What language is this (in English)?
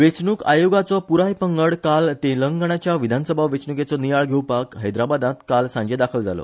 Konkani